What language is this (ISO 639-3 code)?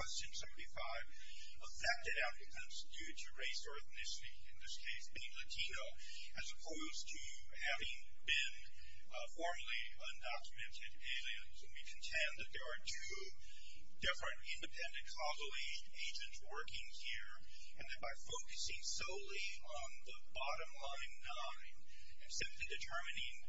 eng